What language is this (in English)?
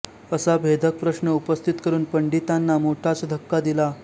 Marathi